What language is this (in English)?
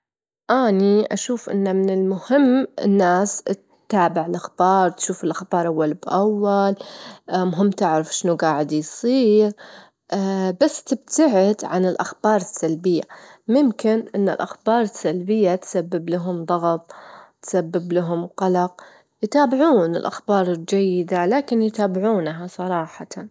Gulf Arabic